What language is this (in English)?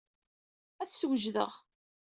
Kabyle